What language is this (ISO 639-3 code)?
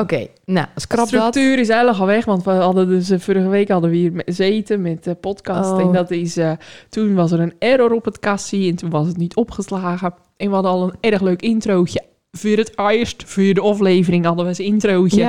nld